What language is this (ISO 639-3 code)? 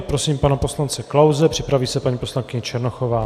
ces